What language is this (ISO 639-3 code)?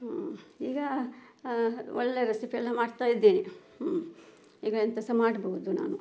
kan